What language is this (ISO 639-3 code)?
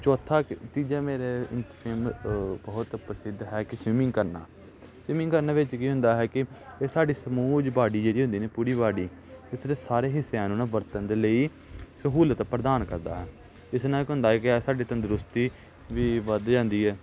pan